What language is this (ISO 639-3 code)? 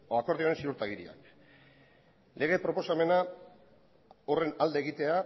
eus